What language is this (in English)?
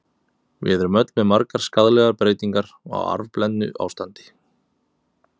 Icelandic